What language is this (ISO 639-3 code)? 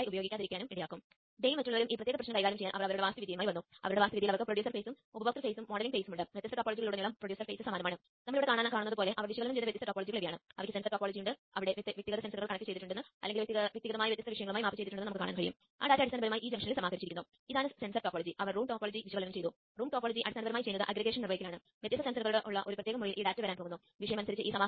mal